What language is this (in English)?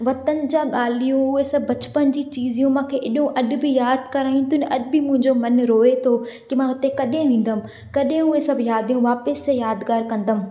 Sindhi